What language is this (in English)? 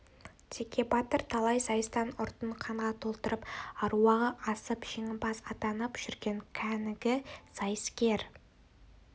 Kazakh